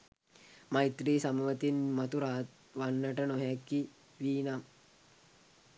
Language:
Sinhala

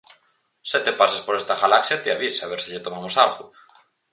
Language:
Galician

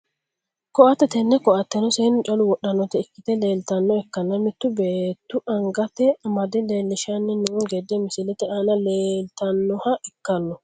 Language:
Sidamo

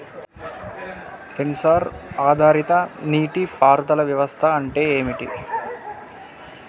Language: Telugu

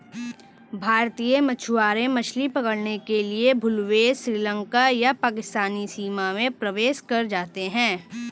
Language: Hindi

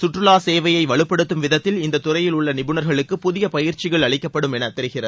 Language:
Tamil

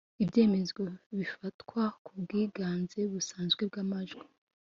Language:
Kinyarwanda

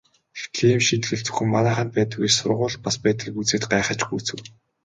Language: Mongolian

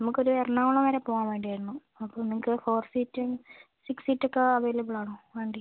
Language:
Malayalam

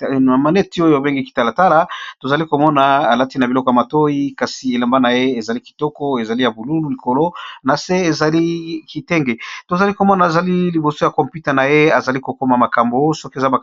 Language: Lingala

